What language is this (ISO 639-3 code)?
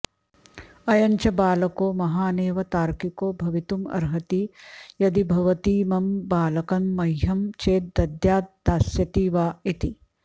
san